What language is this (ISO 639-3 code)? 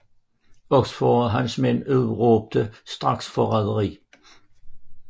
dan